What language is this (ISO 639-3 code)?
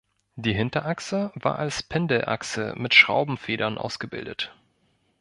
deu